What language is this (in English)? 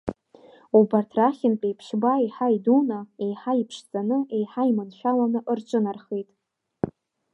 Abkhazian